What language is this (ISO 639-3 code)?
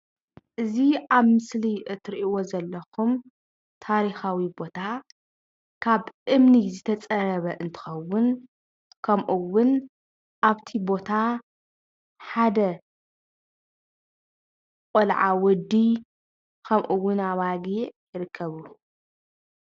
tir